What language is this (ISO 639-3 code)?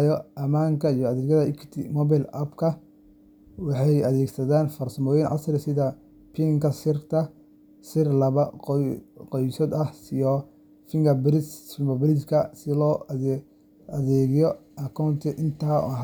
som